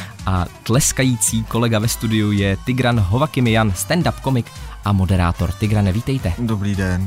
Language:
Czech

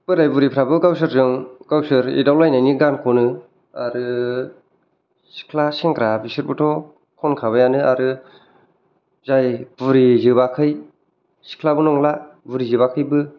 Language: Bodo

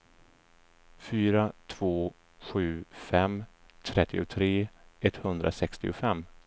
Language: Swedish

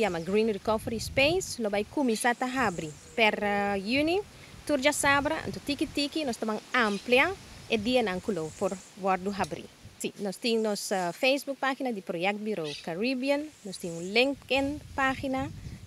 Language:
Dutch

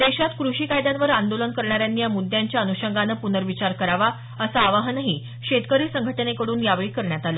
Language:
Marathi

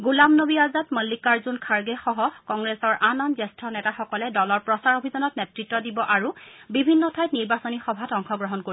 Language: Assamese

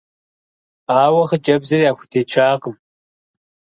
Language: Kabardian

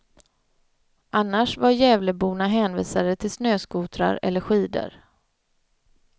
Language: Swedish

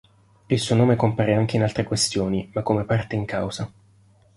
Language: Italian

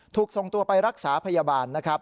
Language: Thai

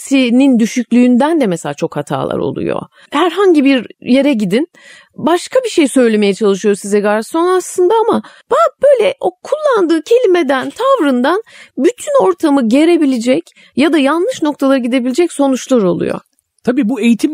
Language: Turkish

